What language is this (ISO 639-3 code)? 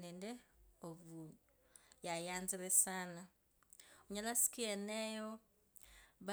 lkb